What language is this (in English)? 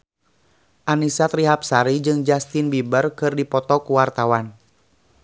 Sundanese